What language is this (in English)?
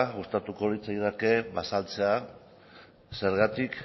Basque